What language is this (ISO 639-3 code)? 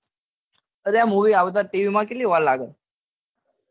guj